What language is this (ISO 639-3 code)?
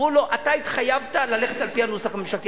heb